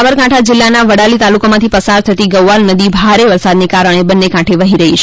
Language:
Gujarati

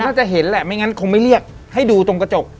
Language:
Thai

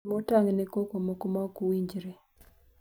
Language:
Luo (Kenya and Tanzania)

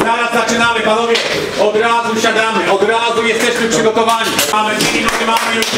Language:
Polish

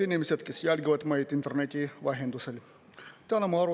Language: Estonian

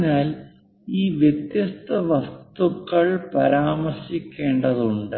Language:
Malayalam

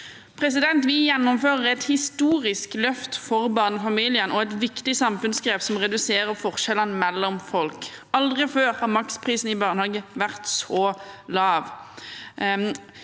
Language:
Norwegian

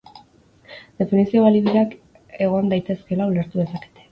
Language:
Basque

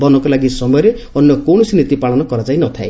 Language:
Odia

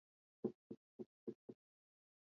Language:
Swahili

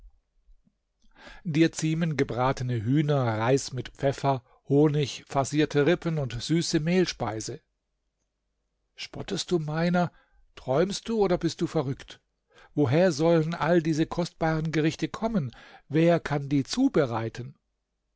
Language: German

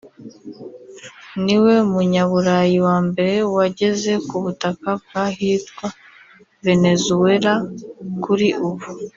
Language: Kinyarwanda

